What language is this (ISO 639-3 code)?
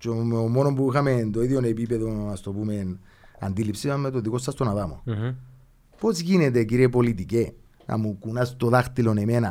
ell